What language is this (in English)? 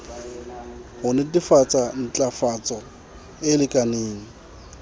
Southern Sotho